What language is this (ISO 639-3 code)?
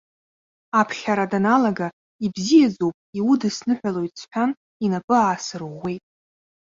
abk